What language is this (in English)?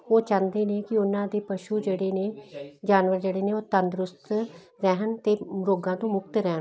Punjabi